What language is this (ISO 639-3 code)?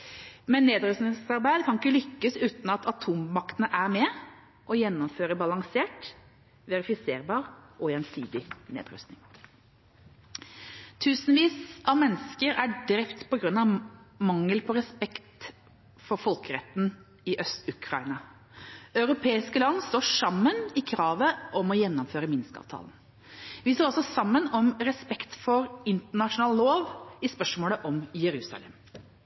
nob